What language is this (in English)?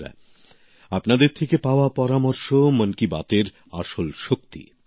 Bangla